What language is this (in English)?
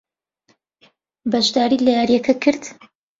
Central Kurdish